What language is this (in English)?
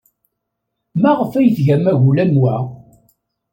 Kabyle